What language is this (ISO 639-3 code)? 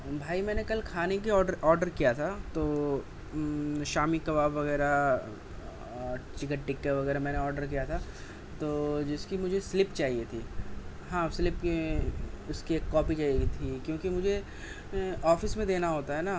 urd